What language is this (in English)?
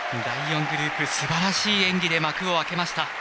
Japanese